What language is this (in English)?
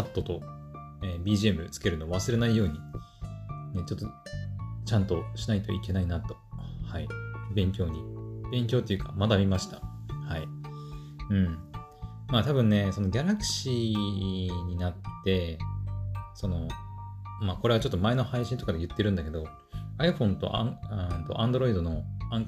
Japanese